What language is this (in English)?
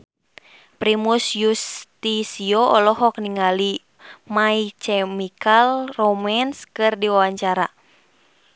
Sundanese